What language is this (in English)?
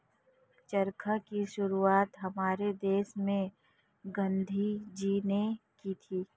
Hindi